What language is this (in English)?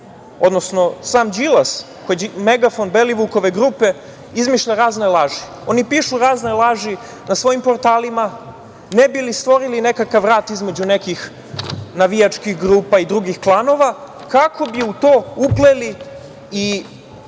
Serbian